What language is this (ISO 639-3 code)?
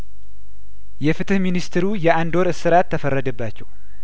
amh